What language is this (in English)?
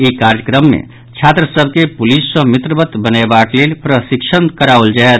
Maithili